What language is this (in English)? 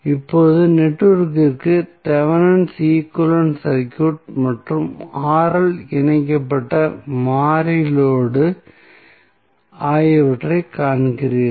Tamil